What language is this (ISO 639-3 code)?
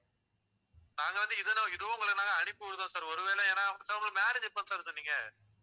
tam